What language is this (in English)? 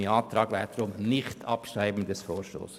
Swiss German